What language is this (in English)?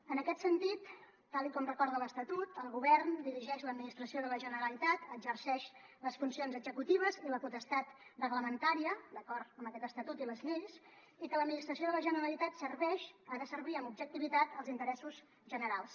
Catalan